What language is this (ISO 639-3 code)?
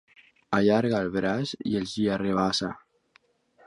cat